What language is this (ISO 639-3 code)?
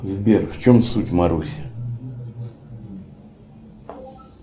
rus